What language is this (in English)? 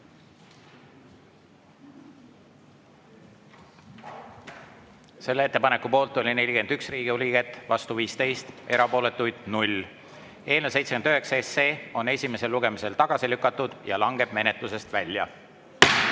Estonian